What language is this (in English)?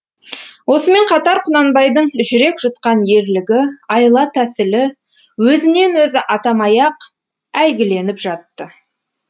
Kazakh